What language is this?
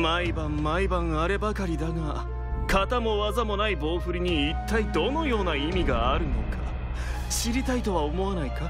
Japanese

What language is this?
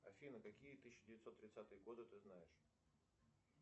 Russian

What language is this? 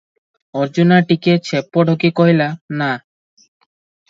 Odia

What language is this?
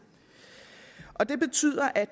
Danish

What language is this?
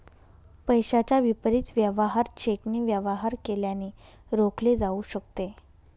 Marathi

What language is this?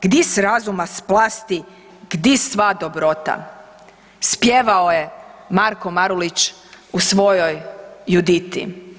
Croatian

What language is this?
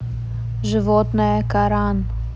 Russian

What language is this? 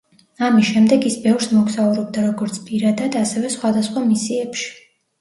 Georgian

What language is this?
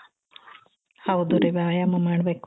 Kannada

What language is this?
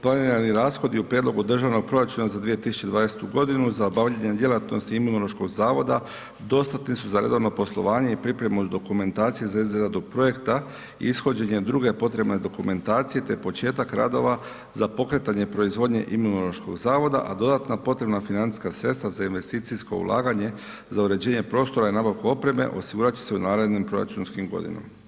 Croatian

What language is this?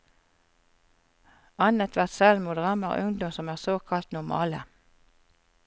Norwegian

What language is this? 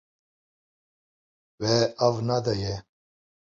Kurdish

